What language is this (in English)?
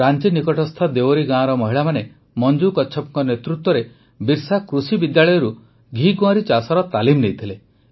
Odia